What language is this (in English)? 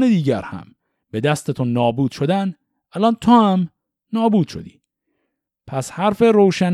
Persian